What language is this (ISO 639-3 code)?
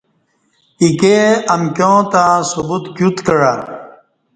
bsh